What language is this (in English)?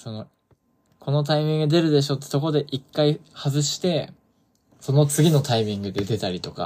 Japanese